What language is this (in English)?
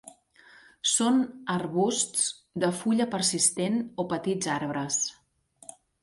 Catalan